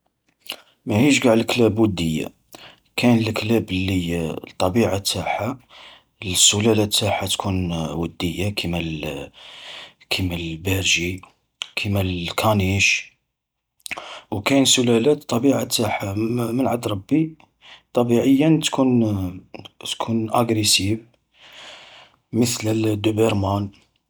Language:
Algerian Arabic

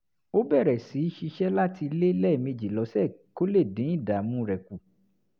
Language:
Yoruba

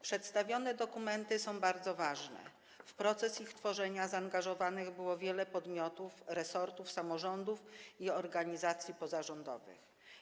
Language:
Polish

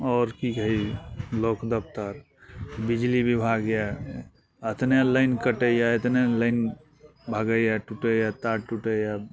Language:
Maithili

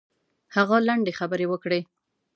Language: Pashto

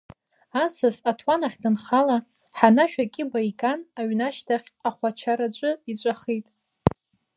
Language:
Abkhazian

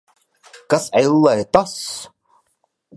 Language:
Latvian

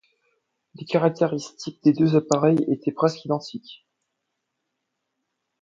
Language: French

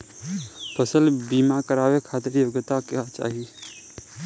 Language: Bhojpuri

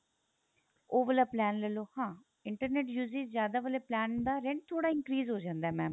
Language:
Punjabi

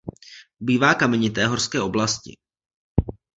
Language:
Czech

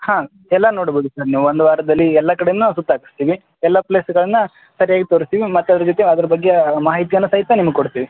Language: Kannada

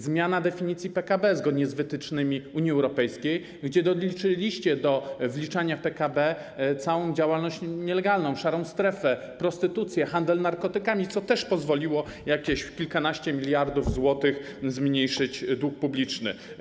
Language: Polish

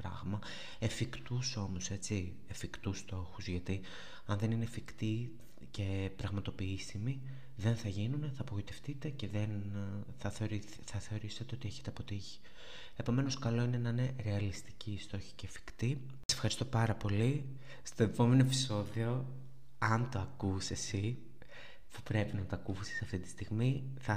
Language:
Greek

